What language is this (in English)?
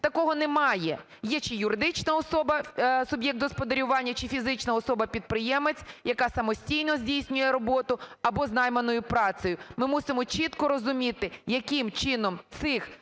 Ukrainian